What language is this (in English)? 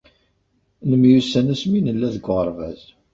Kabyle